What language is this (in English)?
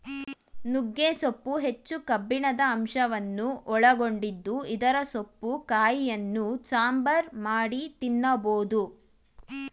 Kannada